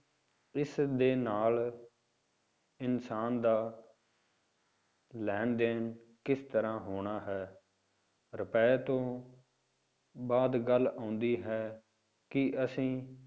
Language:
Punjabi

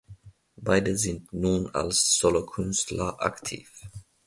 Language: German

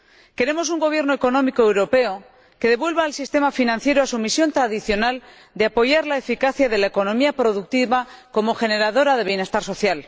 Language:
Spanish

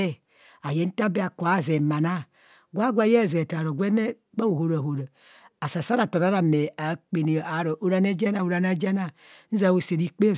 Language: Kohumono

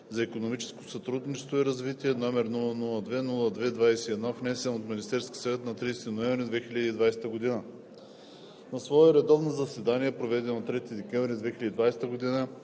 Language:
Bulgarian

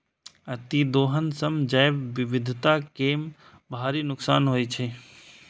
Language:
Maithili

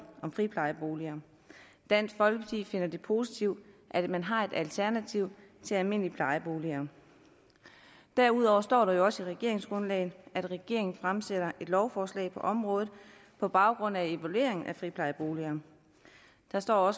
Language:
Danish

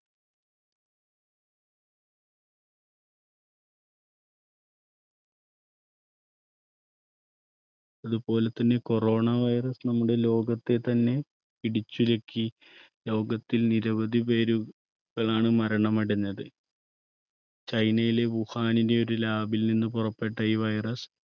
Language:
Malayalam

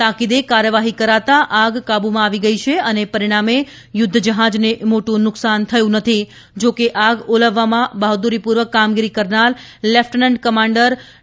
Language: Gujarati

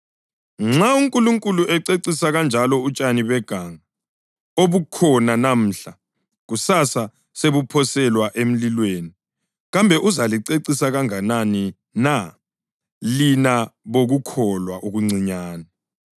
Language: North Ndebele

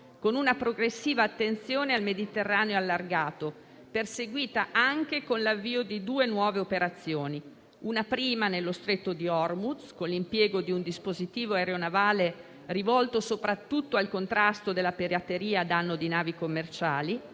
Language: Italian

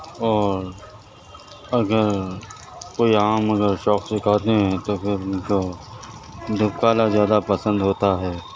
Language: Urdu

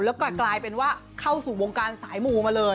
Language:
Thai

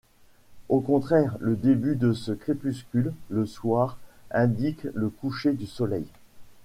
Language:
French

